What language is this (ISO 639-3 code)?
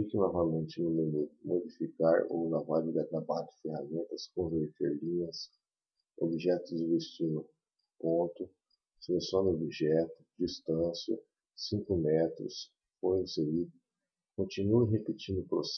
por